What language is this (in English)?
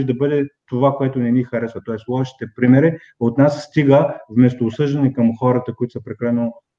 Bulgarian